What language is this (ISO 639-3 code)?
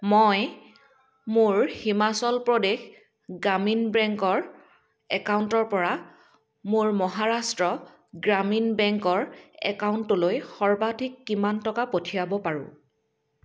asm